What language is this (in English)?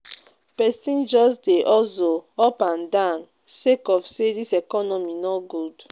Nigerian Pidgin